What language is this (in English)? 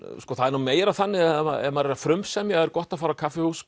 Icelandic